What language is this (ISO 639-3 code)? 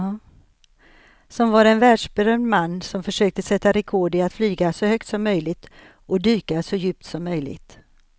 swe